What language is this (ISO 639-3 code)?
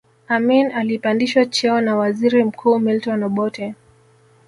swa